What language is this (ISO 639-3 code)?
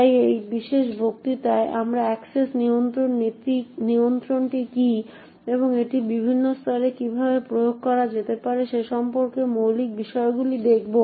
ben